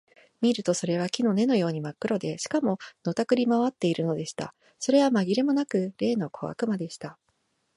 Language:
Japanese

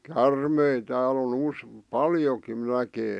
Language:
Finnish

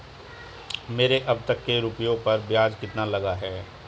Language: Hindi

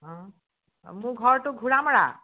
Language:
Assamese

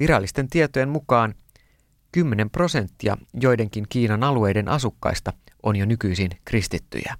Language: Finnish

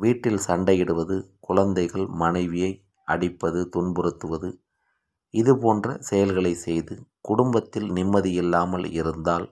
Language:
Tamil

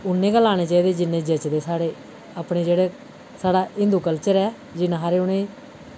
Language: Dogri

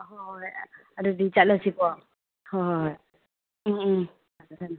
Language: Manipuri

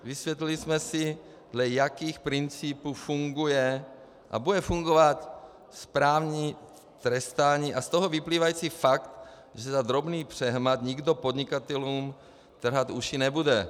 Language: Czech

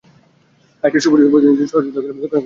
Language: Bangla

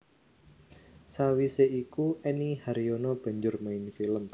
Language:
Javanese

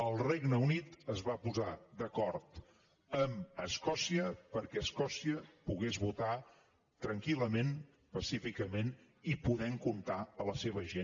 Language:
Catalan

